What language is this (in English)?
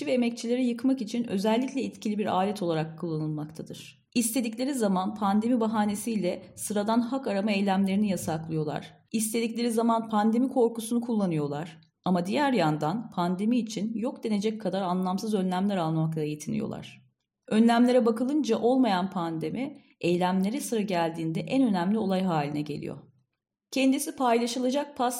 Turkish